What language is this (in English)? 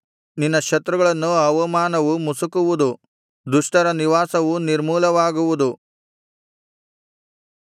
Kannada